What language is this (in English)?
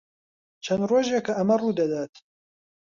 Central Kurdish